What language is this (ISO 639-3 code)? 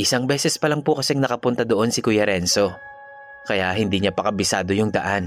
fil